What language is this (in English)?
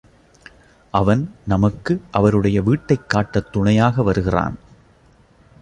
Tamil